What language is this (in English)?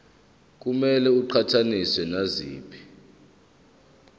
Zulu